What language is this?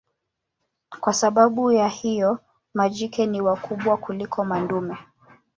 Swahili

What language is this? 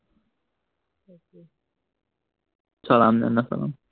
Assamese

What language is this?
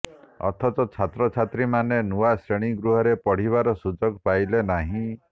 Odia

